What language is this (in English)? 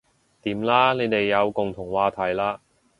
Cantonese